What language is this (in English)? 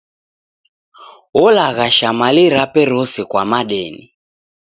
Taita